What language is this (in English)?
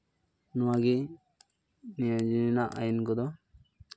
Santali